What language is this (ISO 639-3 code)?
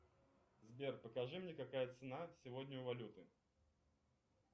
rus